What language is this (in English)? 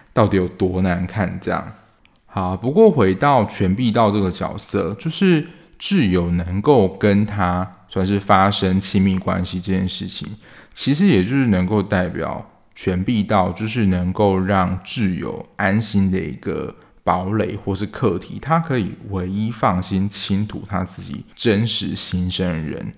Chinese